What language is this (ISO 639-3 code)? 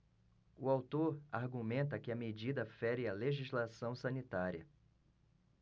por